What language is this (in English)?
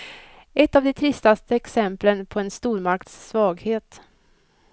Swedish